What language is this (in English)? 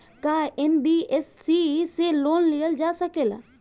Bhojpuri